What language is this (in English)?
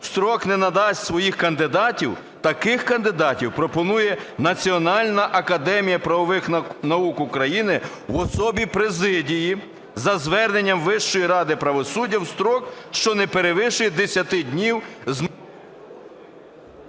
Ukrainian